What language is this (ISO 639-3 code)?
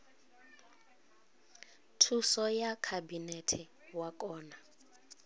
ven